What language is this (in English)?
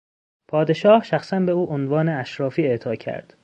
Persian